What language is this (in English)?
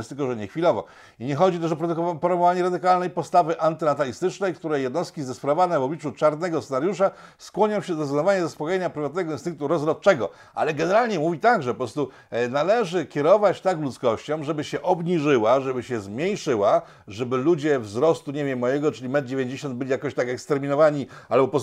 Polish